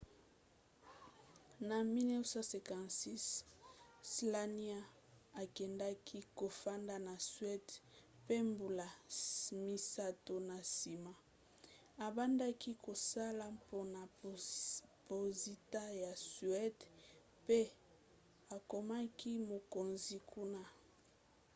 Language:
Lingala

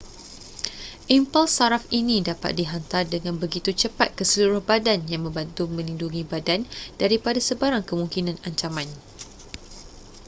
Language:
Malay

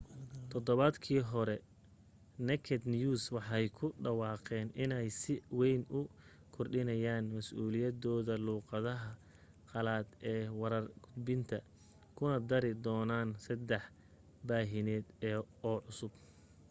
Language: Somali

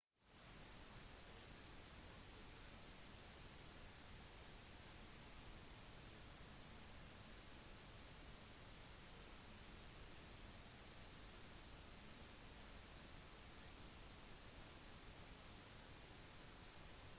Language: Norwegian Bokmål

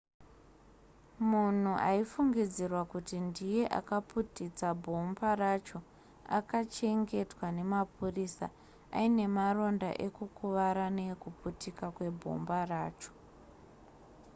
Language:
Shona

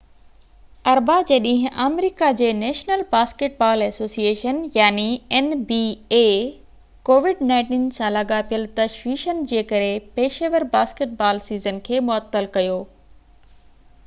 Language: Sindhi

